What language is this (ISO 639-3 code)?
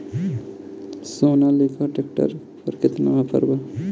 bho